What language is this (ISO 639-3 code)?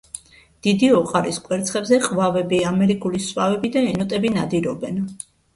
kat